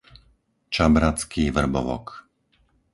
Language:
Slovak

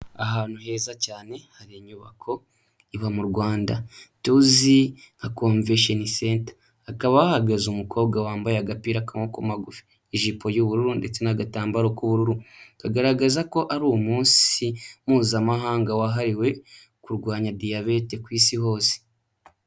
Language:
Kinyarwanda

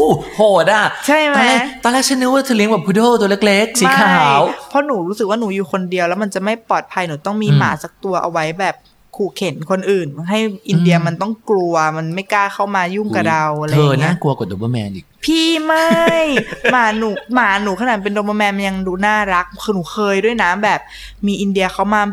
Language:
Thai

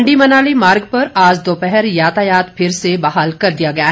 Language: Hindi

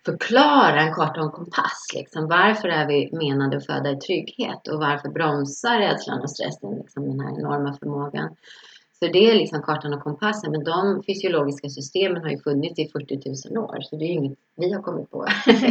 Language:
Swedish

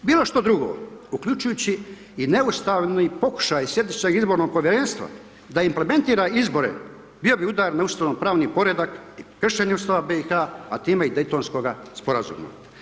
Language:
Croatian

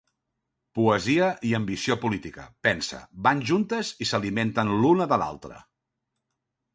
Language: Catalan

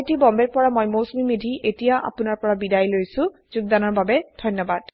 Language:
Assamese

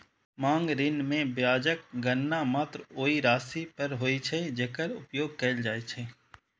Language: Maithili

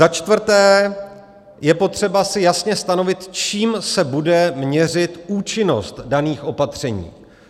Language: Czech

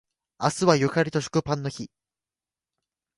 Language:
Japanese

